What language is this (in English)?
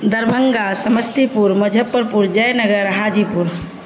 Urdu